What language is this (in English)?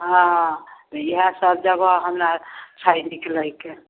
Maithili